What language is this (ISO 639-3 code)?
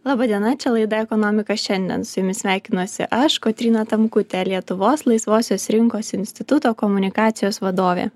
lit